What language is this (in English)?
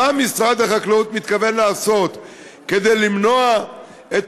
Hebrew